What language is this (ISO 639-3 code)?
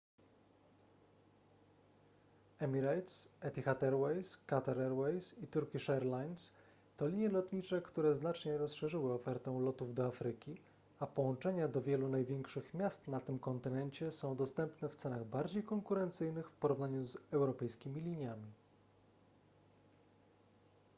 pol